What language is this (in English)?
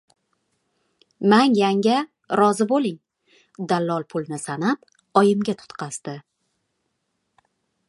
Uzbek